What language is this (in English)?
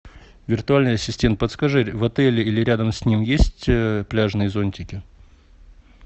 Russian